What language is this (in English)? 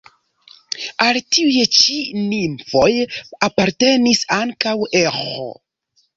Esperanto